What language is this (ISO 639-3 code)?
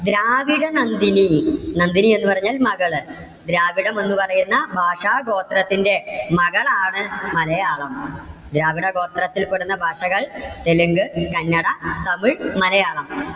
mal